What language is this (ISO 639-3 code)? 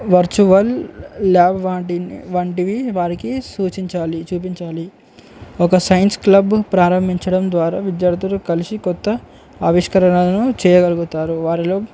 tel